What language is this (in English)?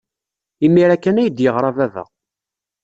Kabyle